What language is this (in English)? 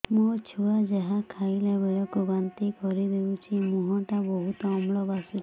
Odia